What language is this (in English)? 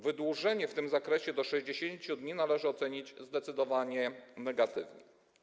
Polish